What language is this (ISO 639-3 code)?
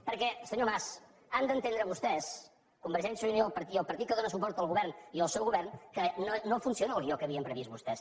cat